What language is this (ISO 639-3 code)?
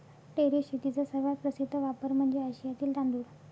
mar